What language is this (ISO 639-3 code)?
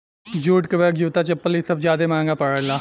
bho